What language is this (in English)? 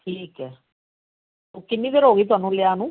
Punjabi